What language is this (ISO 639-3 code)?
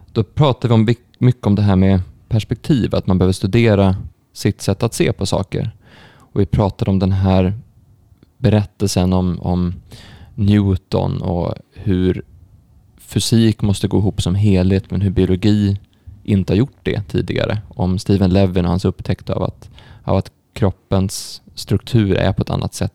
swe